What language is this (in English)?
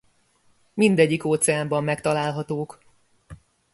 Hungarian